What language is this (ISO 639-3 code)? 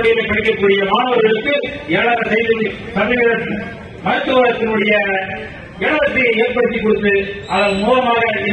ara